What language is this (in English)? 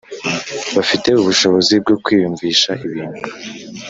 Kinyarwanda